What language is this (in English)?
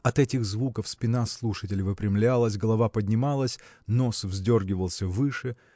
Russian